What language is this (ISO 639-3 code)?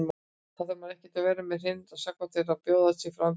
isl